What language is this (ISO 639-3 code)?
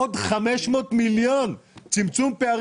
heb